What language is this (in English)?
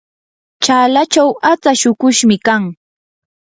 Yanahuanca Pasco Quechua